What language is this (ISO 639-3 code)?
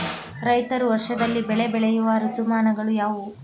kan